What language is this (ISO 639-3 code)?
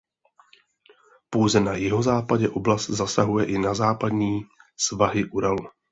ces